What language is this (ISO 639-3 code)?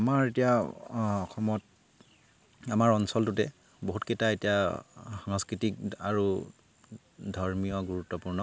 asm